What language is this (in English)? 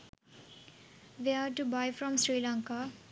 Sinhala